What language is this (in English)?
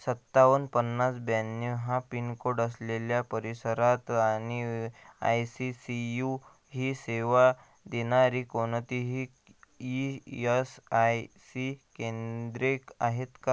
Marathi